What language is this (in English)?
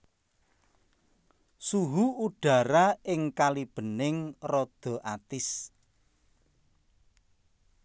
Javanese